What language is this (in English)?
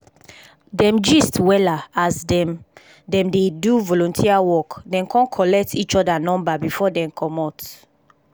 Nigerian Pidgin